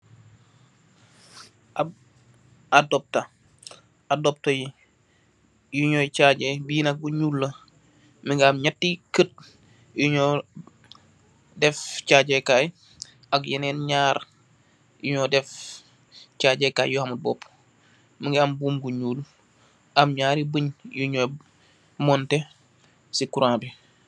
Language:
Wolof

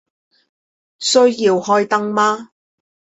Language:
Chinese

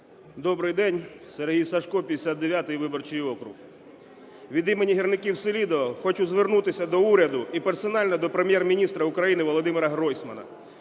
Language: Ukrainian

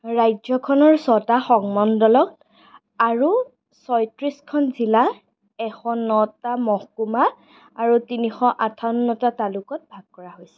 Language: Assamese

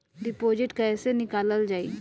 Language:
Bhojpuri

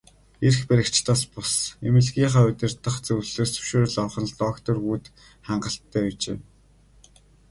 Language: Mongolian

